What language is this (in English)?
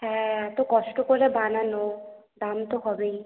Bangla